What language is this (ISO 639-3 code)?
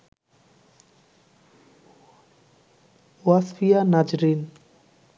ben